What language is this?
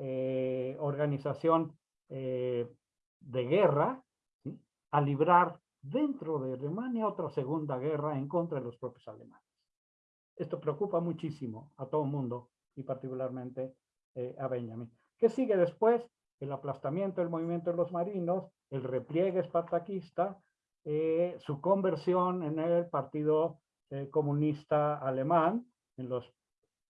Spanish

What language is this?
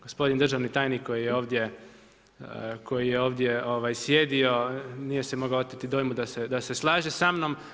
Croatian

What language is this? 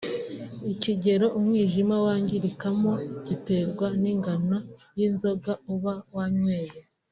Kinyarwanda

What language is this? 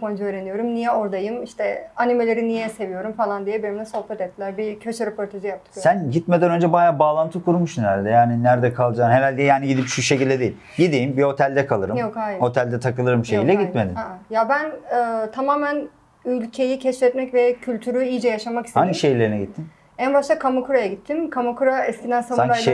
Turkish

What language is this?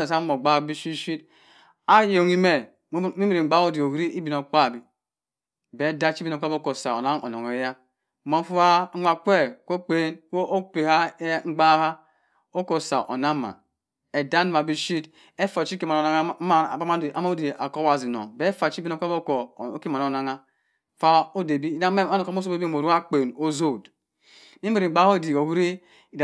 Cross River Mbembe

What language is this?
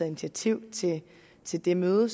Danish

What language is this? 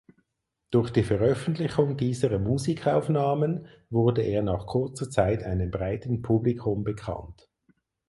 German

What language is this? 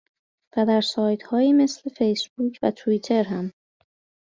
Persian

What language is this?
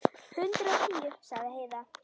Icelandic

